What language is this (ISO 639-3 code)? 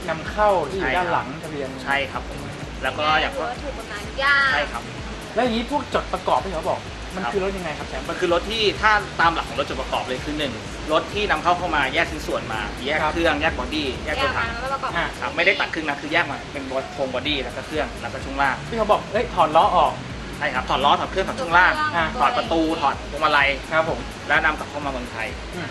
tha